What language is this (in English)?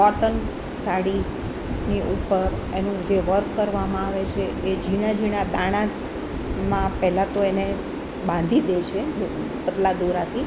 Gujarati